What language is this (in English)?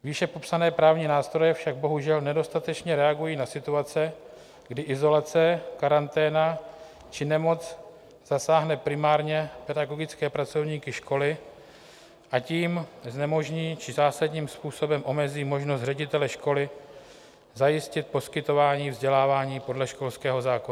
Czech